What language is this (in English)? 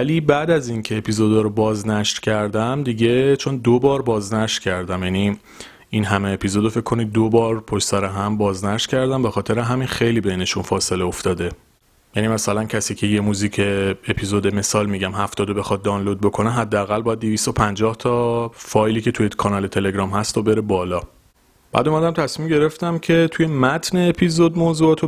Persian